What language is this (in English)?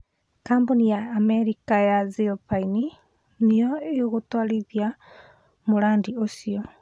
Kikuyu